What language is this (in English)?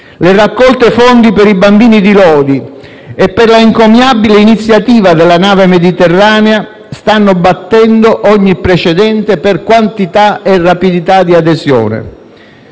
Italian